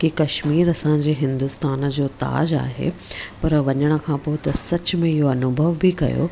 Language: Sindhi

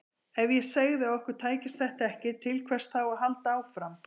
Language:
Icelandic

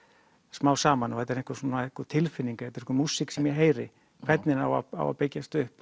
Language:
Icelandic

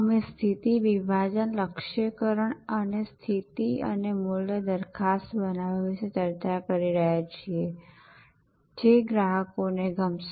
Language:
Gujarati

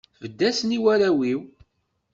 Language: Kabyle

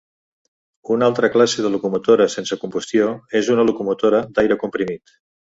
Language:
Catalan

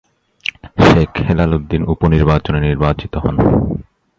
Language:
Bangla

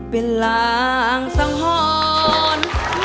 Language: Thai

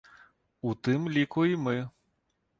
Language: Belarusian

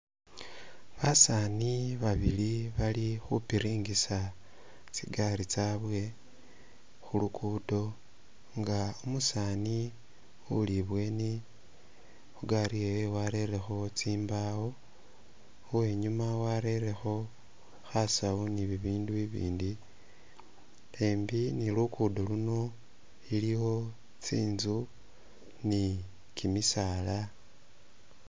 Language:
Masaaba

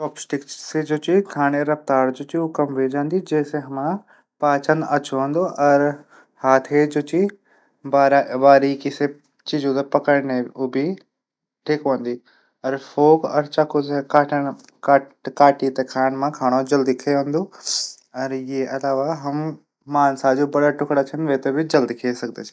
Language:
Garhwali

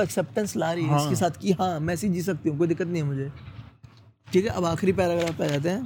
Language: Hindi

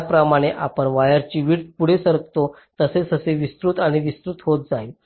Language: Marathi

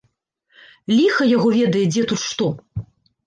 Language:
Belarusian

